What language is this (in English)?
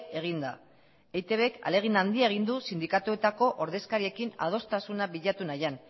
Basque